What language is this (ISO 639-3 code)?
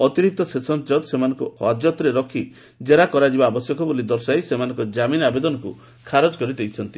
ori